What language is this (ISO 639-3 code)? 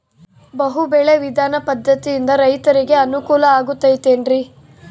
kan